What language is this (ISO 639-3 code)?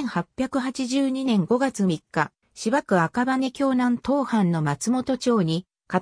jpn